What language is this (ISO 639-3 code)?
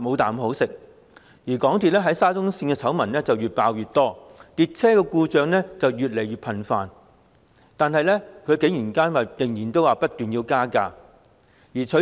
yue